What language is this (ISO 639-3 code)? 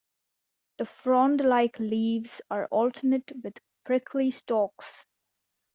eng